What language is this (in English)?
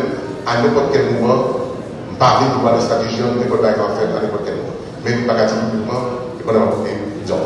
French